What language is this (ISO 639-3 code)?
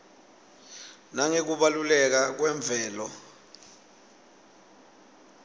ssw